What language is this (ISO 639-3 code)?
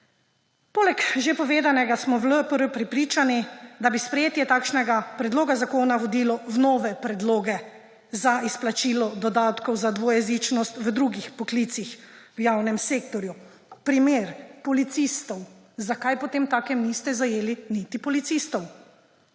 slv